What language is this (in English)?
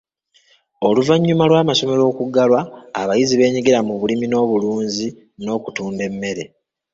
Ganda